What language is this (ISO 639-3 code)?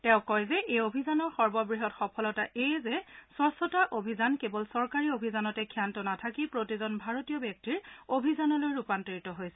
asm